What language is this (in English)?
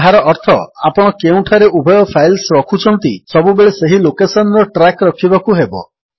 Odia